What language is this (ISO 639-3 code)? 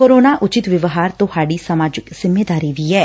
pan